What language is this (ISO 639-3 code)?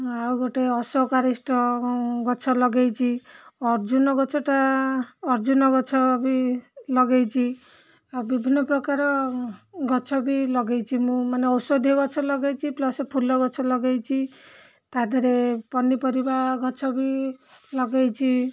ori